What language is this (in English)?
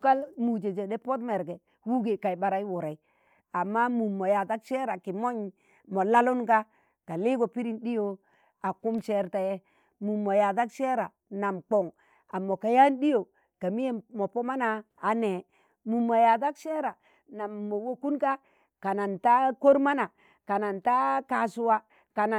Tangale